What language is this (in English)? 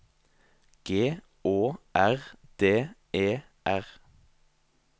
Norwegian